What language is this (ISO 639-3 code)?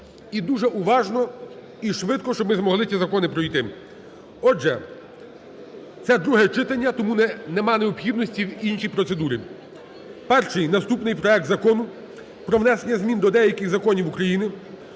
ukr